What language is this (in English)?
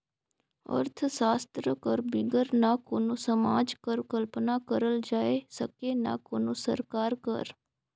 Chhattisgarhi